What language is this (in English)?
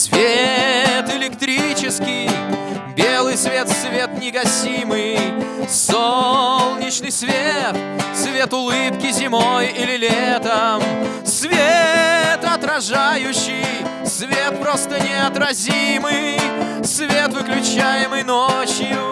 Russian